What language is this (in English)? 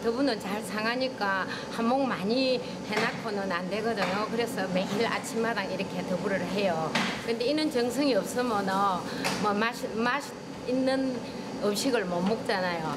Korean